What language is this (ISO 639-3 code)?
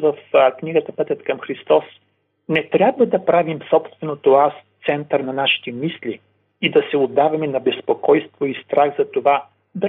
bul